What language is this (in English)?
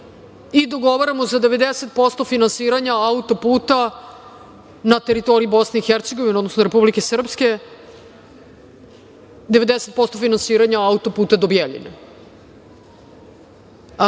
Serbian